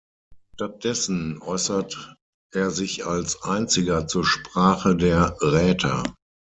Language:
German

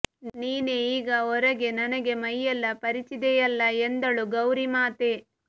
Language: Kannada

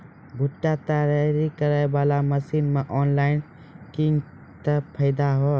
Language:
Maithili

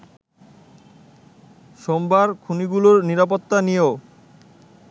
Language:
Bangla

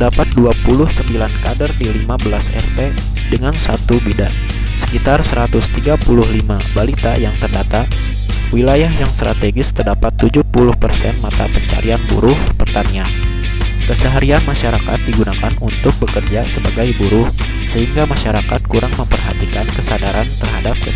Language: Indonesian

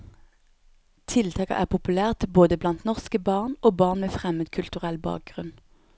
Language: Norwegian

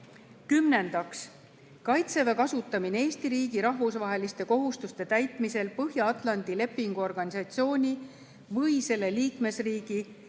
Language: Estonian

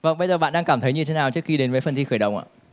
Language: Vietnamese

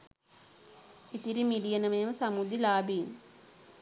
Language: Sinhala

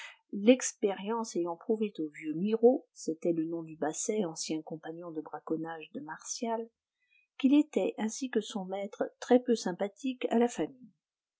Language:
French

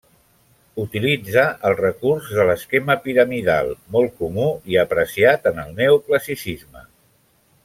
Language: Catalan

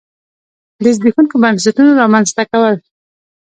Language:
Pashto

